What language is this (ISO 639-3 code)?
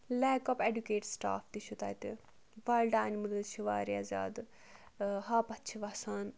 kas